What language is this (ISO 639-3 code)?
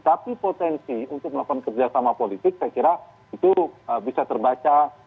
ind